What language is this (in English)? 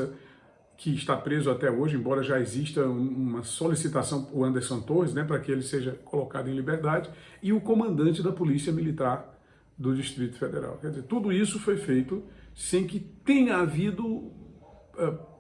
Portuguese